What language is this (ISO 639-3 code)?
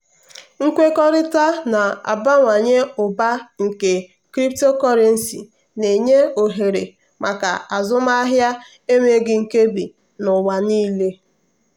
ibo